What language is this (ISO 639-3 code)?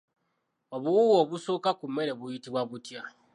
lug